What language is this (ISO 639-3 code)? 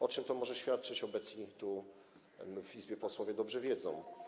pol